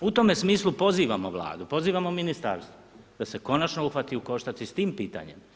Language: Croatian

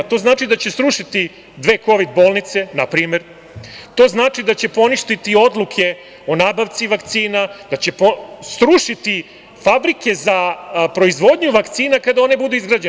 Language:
Serbian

